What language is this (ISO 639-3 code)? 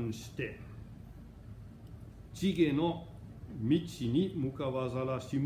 jpn